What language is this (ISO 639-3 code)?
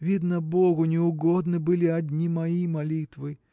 rus